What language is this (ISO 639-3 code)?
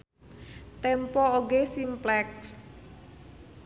sun